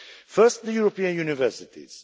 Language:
English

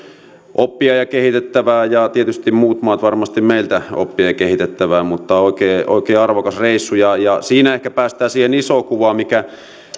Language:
Finnish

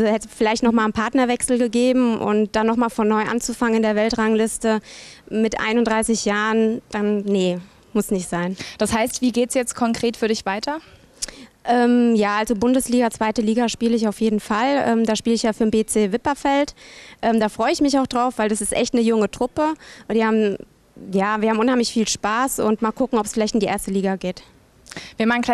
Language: German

